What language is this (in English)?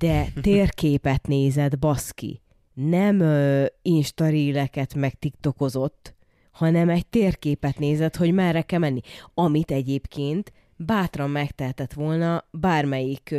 Hungarian